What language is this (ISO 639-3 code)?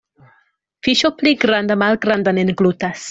epo